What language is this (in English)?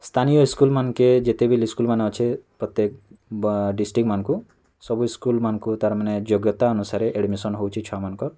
Odia